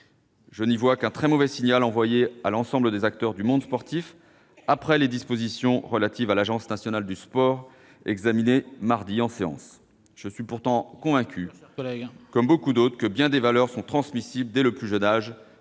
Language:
French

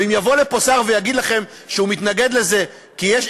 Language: Hebrew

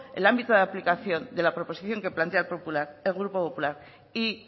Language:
Spanish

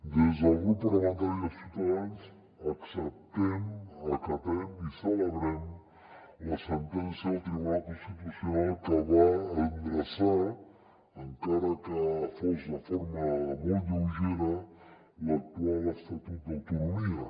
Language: Catalan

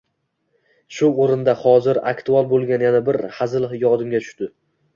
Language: Uzbek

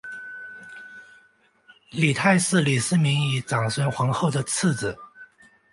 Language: Chinese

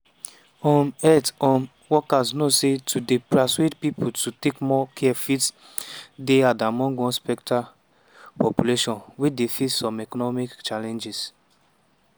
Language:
Nigerian Pidgin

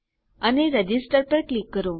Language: Gujarati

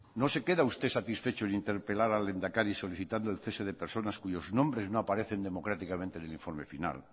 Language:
Spanish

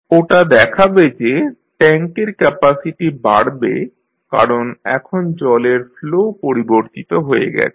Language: Bangla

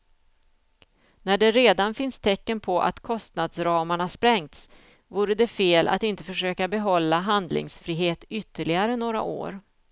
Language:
Swedish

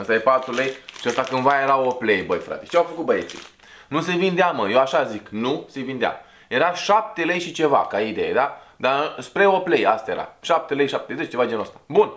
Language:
Romanian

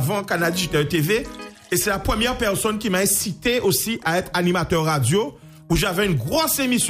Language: French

